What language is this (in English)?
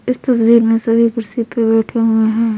Hindi